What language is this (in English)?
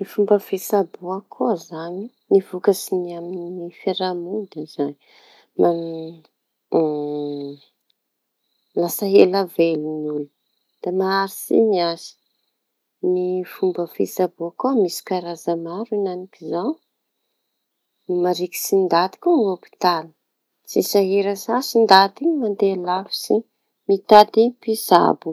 Tanosy Malagasy